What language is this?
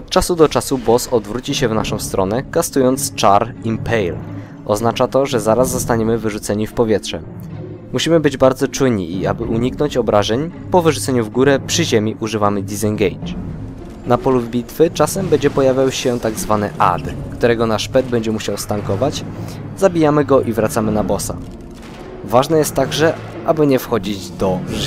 Polish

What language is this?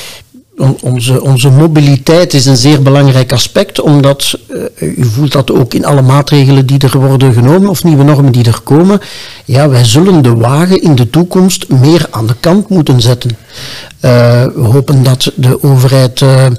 Dutch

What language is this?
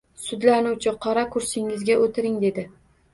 Uzbek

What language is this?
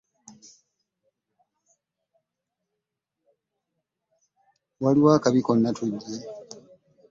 Ganda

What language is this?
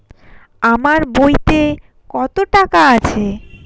Bangla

